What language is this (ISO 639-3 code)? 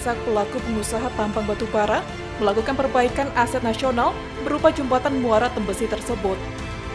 ind